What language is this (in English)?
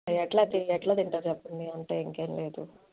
Telugu